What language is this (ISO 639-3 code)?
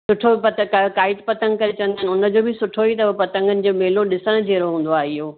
snd